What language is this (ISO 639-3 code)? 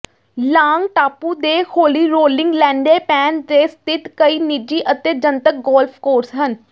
pan